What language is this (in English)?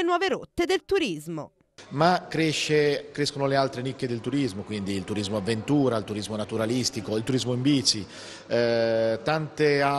Italian